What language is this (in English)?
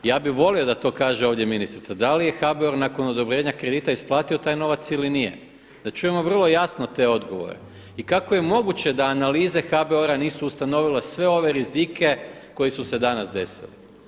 Croatian